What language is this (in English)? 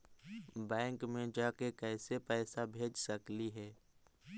Magahi